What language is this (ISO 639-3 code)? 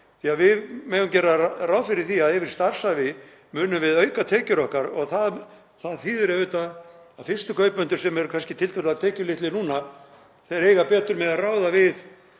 isl